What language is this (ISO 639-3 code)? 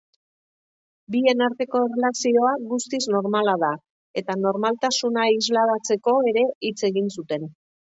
eus